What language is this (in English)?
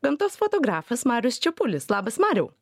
Lithuanian